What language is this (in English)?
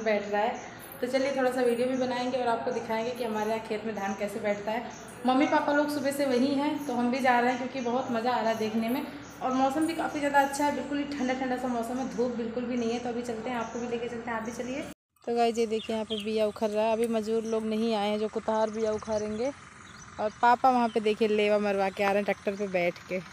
Hindi